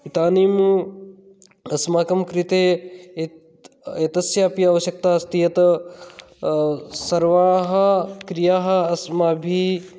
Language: Sanskrit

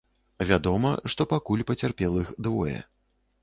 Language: Belarusian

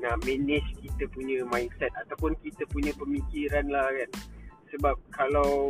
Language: Malay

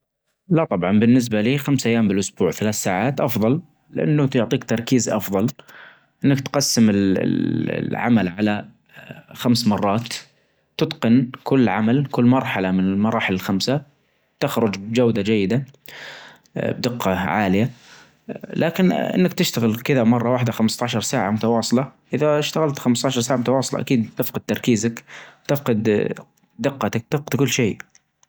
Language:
Najdi Arabic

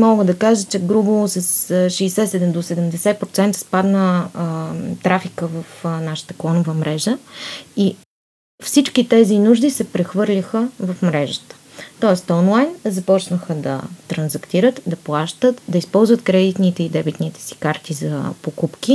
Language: Bulgarian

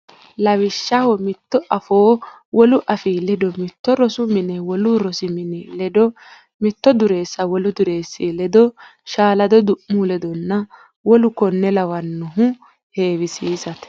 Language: Sidamo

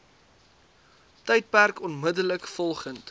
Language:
Afrikaans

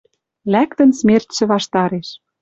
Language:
Western Mari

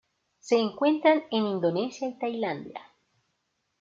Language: Spanish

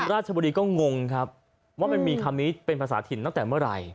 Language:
Thai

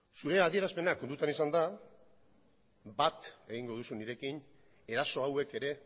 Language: Basque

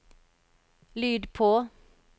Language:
Norwegian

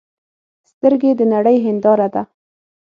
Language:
Pashto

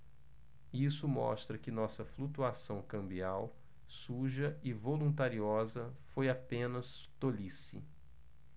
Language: Portuguese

